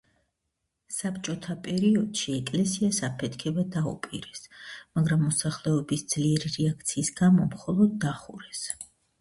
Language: Georgian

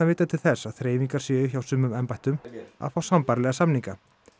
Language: Icelandic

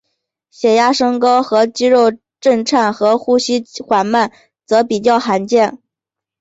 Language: Chinese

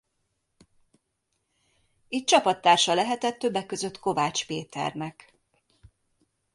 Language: Hungarian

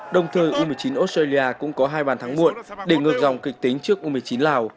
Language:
Vietnamese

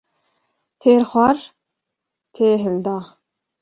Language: Kurdish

